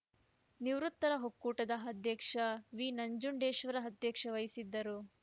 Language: Kannada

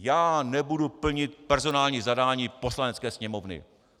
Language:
Czech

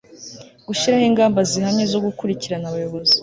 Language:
Kinyarwanda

